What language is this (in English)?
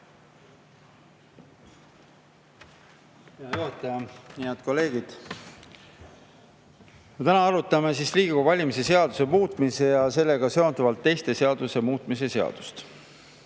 Estonian